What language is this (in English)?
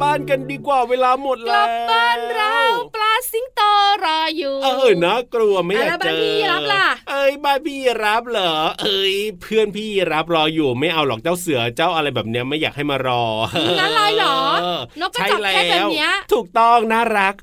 Thai